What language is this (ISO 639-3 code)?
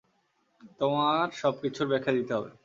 ben